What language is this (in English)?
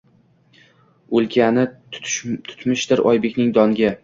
Uzbek